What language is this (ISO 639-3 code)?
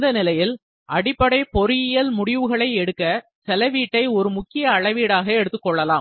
tam